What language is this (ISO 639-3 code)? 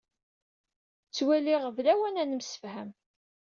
kab